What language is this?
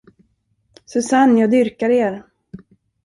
Swedish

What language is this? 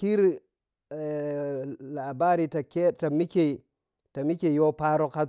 Piya-Kwonci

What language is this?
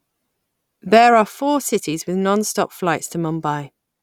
English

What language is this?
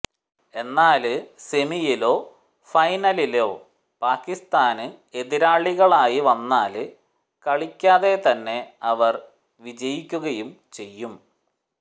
Malayalam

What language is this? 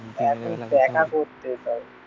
Bangla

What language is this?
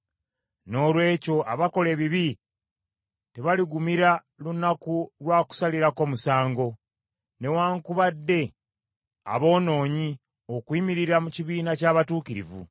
Ganda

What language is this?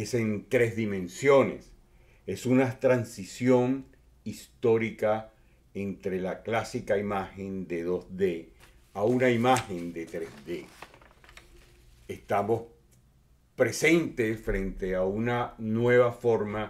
Spanish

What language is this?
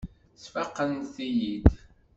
Kabyle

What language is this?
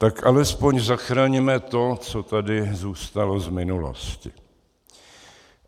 Czech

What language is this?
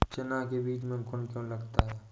Hindi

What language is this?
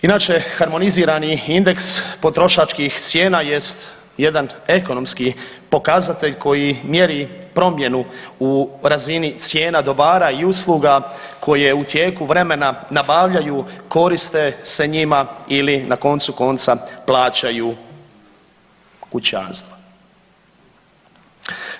Croatian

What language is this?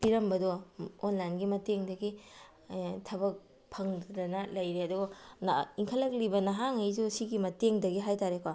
Manipuri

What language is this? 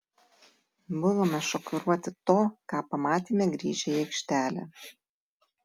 Lithuanian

